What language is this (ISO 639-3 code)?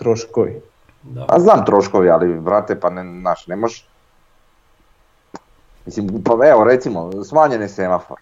hrv